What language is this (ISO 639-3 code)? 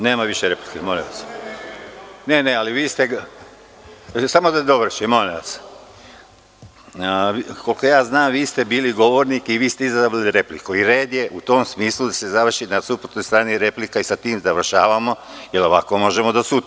srp